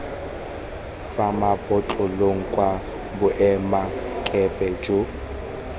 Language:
Tswana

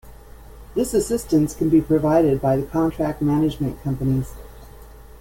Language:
English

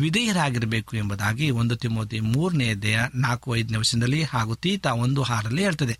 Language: Kannada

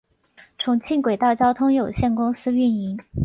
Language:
Chinese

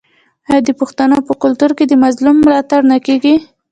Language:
Pashto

